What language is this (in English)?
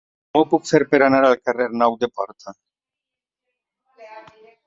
Catalan